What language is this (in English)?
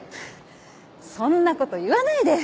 Japanese